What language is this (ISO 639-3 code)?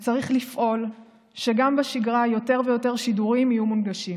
heb